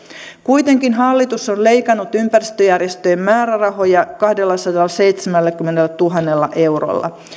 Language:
Finnish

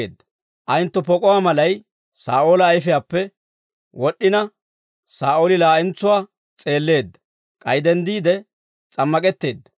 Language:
Dawro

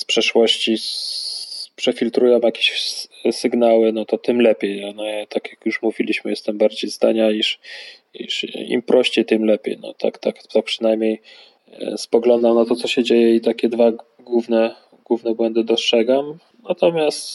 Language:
Polish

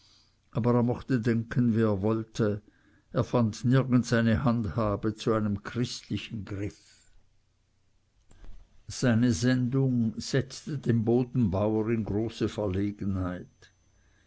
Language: German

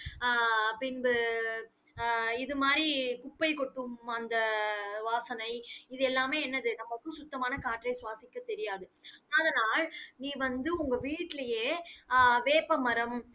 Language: Tamil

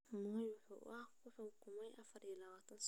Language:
Somali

